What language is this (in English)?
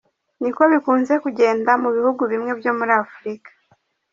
Kinyarwanda